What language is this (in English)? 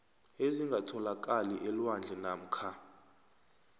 South Ndebele